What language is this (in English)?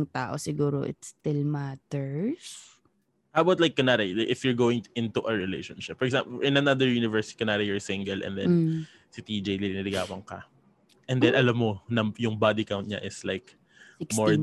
Filipino